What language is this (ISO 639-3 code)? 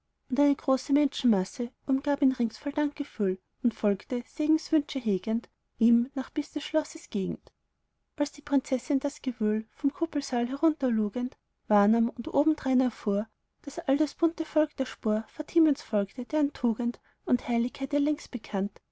deu